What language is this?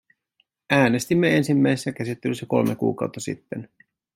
Finnish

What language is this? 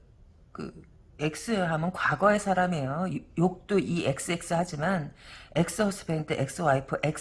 Korean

